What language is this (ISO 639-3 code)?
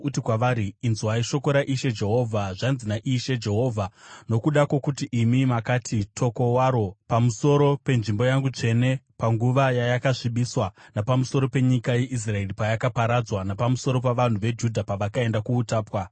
sna